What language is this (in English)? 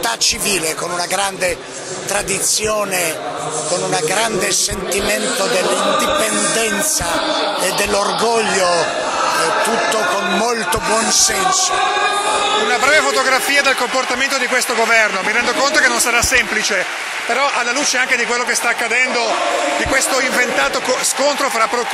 Italian